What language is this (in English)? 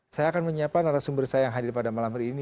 Indonesian